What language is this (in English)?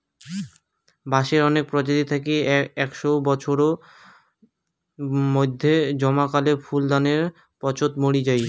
Bangla